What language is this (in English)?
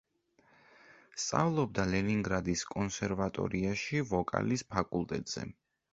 Georgian